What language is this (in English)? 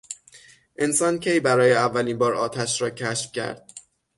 Persian